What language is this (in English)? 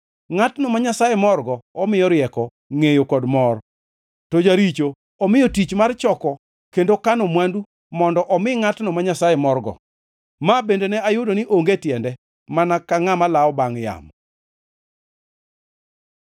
Luo (Kenya and Tanzania)